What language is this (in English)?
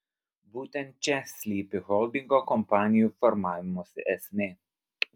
Lithuanian